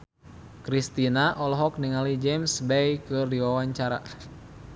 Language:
Sundanese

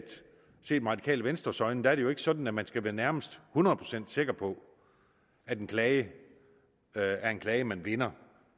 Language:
Danish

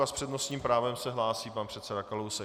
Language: Czech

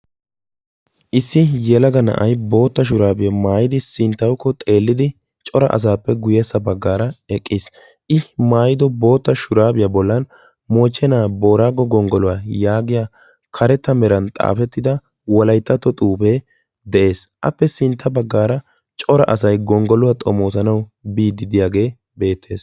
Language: Wolaytta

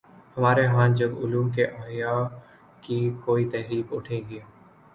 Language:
Urdu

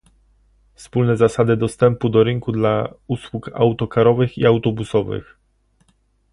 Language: Polish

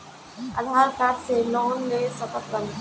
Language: Bhojpuri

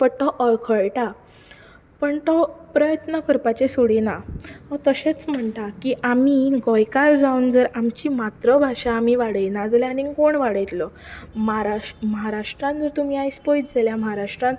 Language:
Konkani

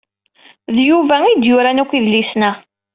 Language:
Kabyle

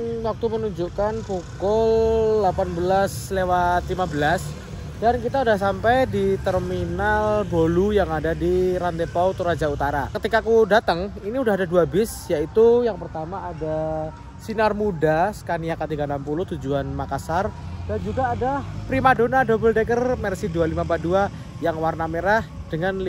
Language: Indonesian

